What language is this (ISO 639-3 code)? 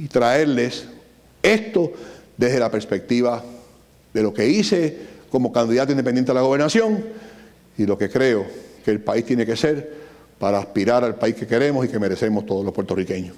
spa